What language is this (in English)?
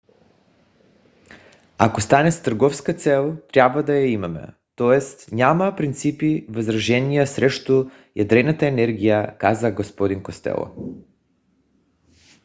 Bulgarian